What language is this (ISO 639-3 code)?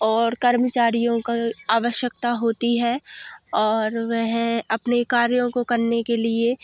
hin